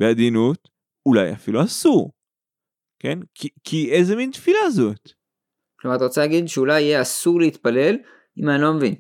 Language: Hebrew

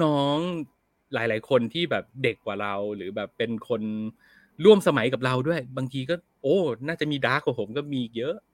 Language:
Thai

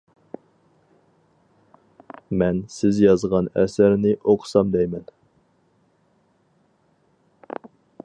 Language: Uyghur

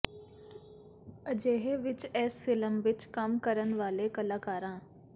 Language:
Punjabi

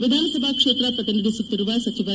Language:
Kannada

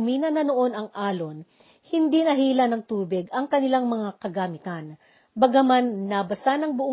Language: Filipino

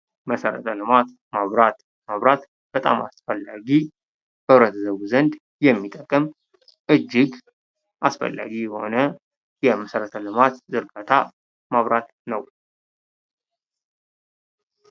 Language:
Amharic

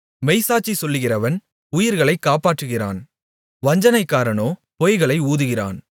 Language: Tamil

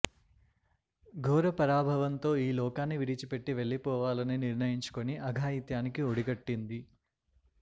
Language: Telugu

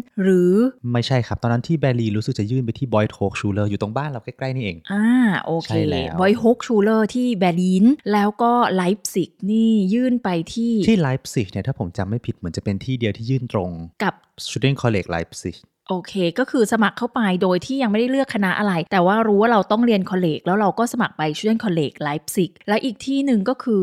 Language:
Thai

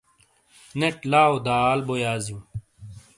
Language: Shina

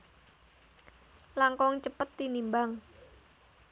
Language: Javanese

